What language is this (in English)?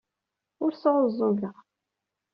Kabyle